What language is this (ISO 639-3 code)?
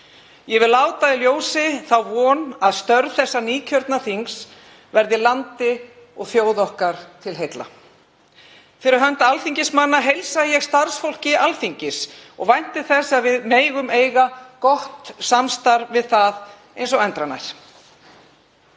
isl